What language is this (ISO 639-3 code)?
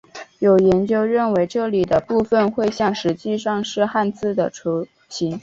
zho